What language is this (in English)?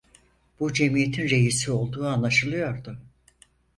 Turkish